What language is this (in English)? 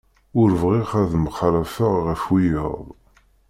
Kabyle